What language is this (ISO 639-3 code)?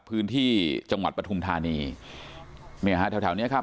tha